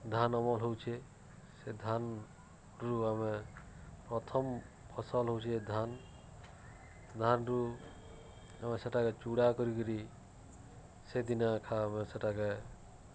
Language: Odia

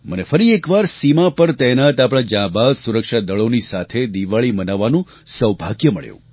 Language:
Gujarati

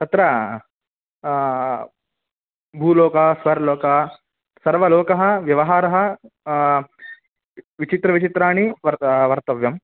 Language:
Sanskrit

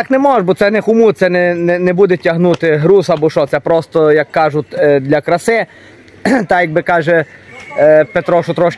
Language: Ukrainian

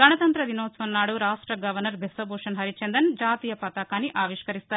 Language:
Telugu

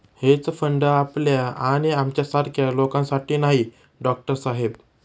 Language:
Marathi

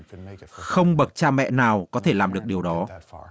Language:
Vietnamese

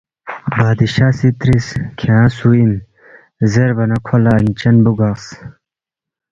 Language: Balti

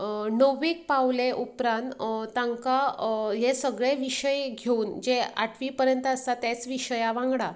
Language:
Konkani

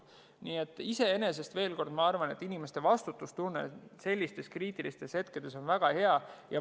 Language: Estonian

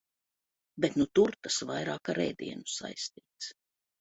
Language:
Latvian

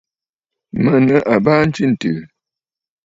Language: Bafut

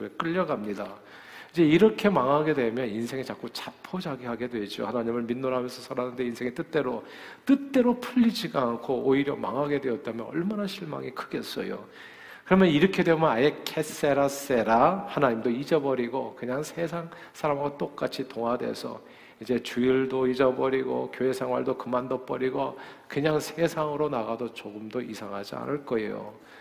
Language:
Korean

